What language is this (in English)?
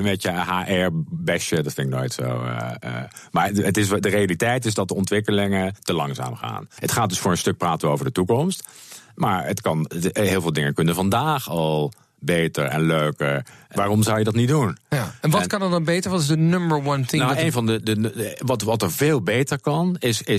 Dutch